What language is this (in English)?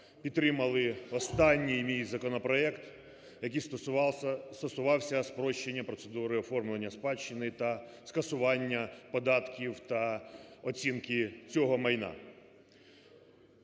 Ukrainian